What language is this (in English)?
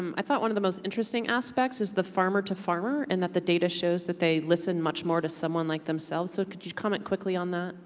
English